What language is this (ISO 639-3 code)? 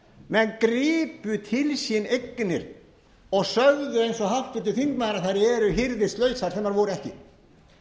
isl